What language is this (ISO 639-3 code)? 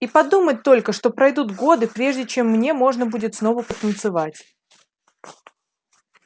rus